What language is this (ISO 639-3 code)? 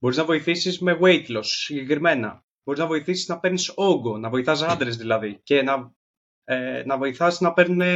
ell